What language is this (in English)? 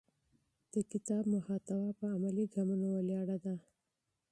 Pashto